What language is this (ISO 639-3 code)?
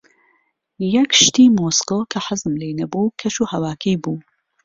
ckb